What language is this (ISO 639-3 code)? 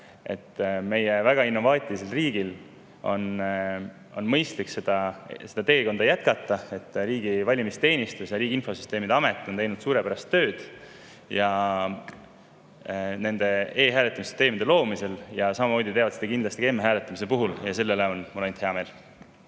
est